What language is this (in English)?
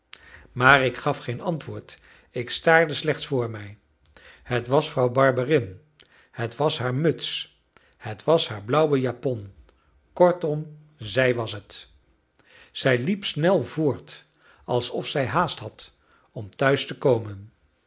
Dutch